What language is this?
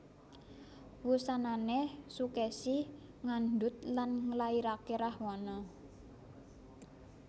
Javanese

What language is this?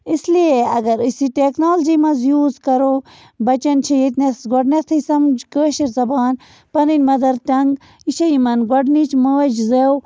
Kashmiri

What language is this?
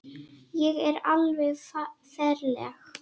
Icelandic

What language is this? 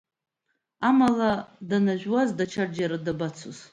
Abkhazian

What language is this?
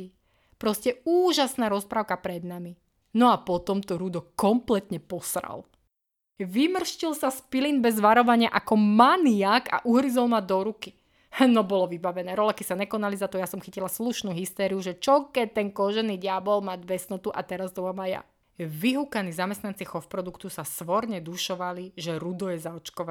Slovak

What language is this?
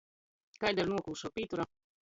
Latgalian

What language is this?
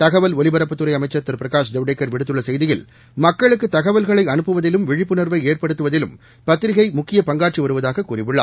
Tamil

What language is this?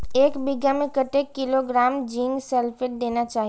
Maithili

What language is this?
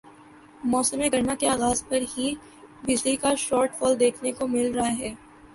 Urdu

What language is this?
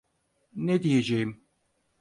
Turkish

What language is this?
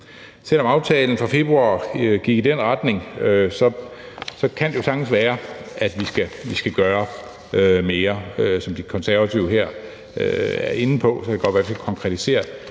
Danish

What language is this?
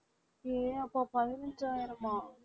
Tamil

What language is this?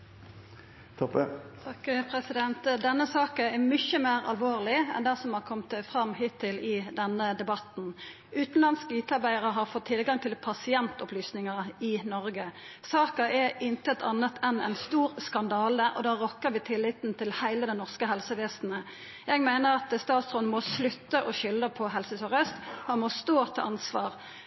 Norwegian Nynorsk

